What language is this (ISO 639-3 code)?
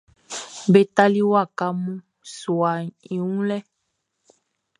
bci